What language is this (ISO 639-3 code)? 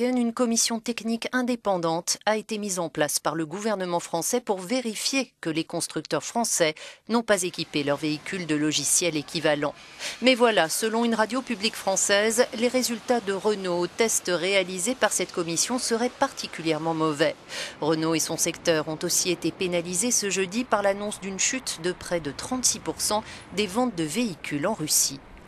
fra